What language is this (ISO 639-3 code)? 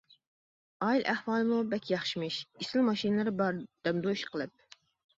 uig